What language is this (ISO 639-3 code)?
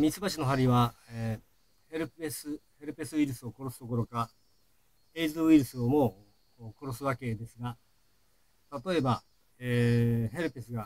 jpn